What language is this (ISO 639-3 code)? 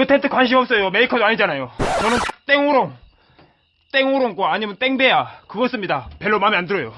kor